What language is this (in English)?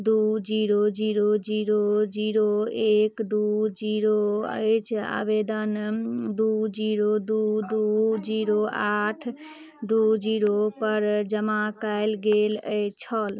Maithili